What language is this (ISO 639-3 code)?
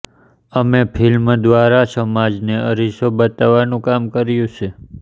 guj